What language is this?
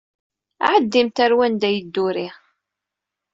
Kabyle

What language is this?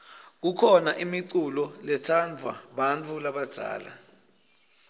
Swati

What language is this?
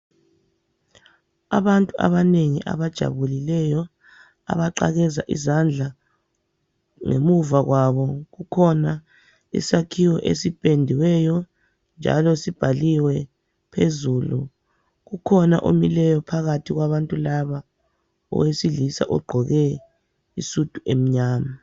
North Ndebele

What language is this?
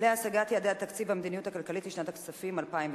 Hebrew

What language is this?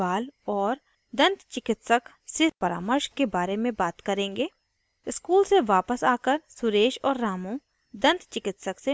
Hindi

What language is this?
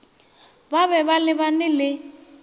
Northern Sotho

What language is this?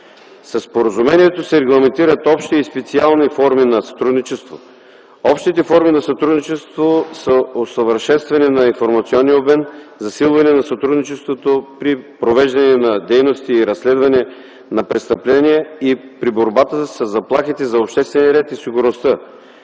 Bulgarian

